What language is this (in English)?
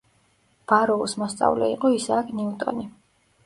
Georgian